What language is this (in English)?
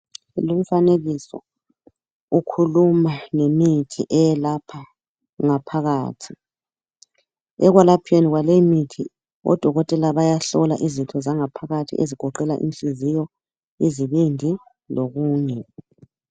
North Ndebele